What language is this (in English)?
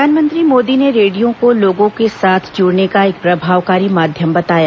Hindi